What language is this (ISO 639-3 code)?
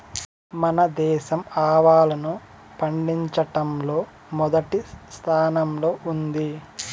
tel